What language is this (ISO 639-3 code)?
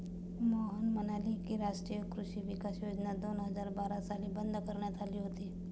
mar